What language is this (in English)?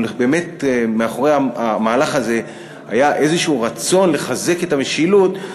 Hebrew